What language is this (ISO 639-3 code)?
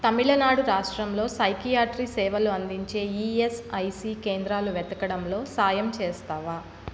tel